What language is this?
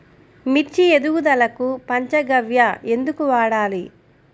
Telugu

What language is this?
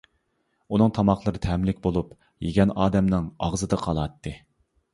Uyghur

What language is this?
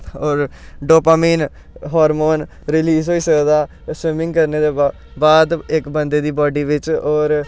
Dogri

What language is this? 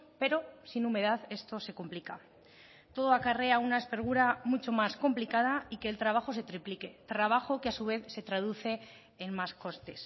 Spanish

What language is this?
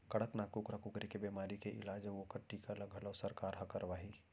Chhattisgarhi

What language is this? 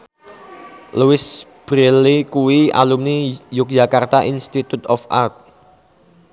Javanese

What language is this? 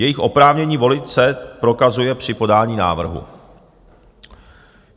Czech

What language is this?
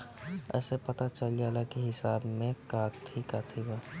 Bhojpuri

